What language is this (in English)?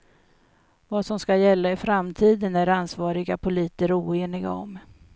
Swedish